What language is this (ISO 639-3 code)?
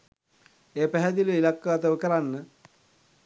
sin